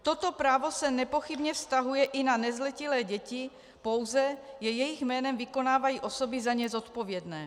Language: Czech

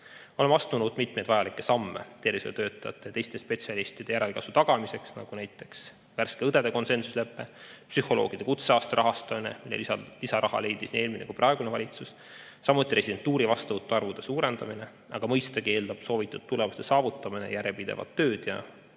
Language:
Estonian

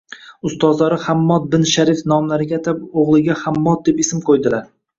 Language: Uzbek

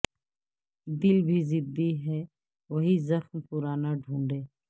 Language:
Urdu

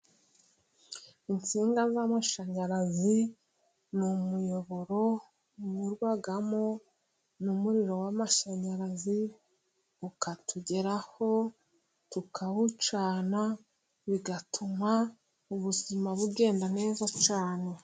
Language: Kinyarwanda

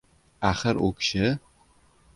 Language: Uzbek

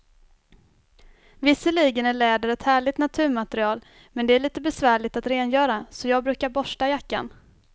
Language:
Swedish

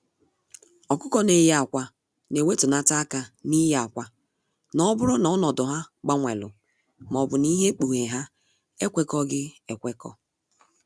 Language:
Igbo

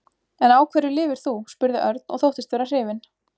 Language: Icelandic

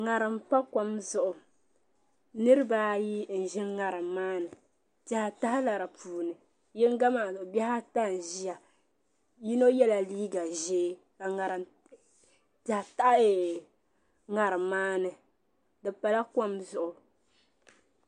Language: Dagbani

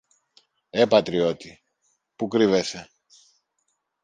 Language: Greek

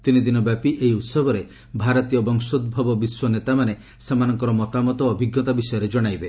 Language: Odia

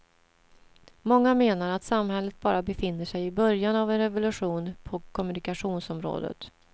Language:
Swedish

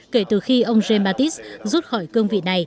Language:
Vietnamese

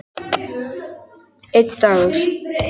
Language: Icelandic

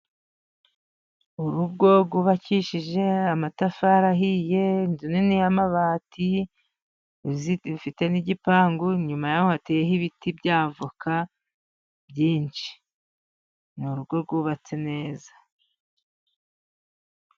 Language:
Kinyarwanda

